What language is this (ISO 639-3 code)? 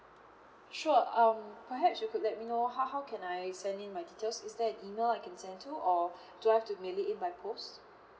eng